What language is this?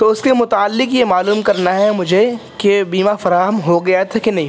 Urdu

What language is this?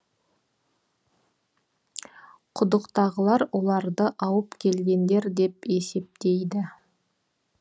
Kazakh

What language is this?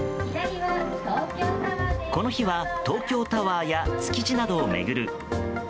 Japanese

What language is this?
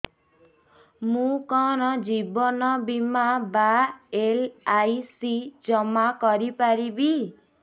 Odia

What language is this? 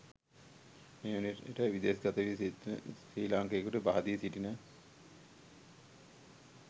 Sinhala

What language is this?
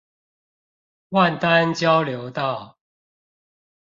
Chinese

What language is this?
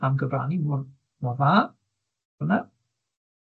Welsh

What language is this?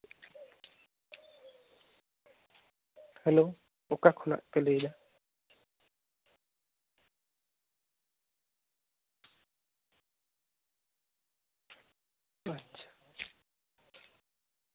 Santali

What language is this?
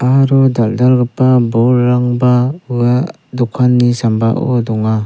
Garo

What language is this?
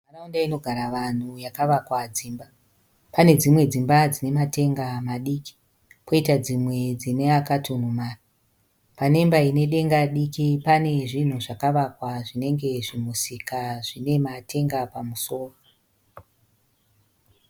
Shona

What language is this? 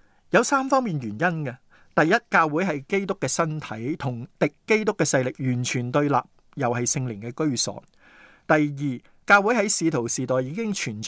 Chinese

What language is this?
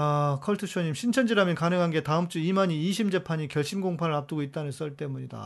Korean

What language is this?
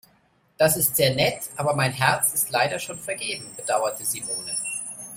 German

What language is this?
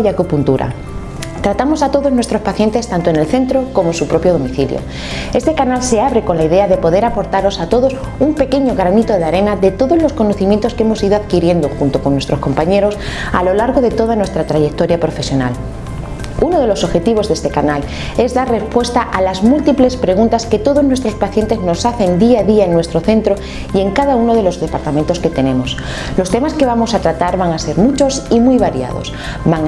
Spanish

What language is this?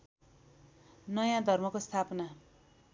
Nepali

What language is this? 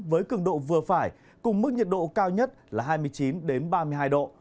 Vietnamese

